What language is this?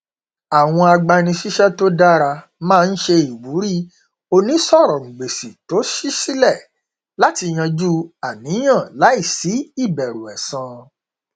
Yoruba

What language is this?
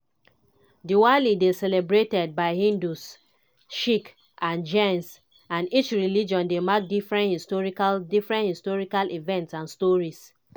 Nigerian Pidgin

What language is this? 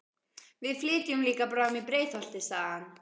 Icelandic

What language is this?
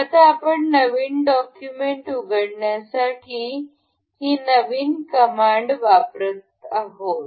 Marathi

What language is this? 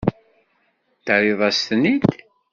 Kabyle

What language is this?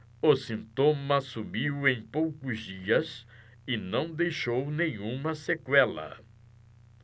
Portuguese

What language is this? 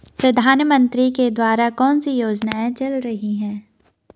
Hindi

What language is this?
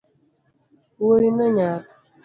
Luo (Kenya and Tanzania)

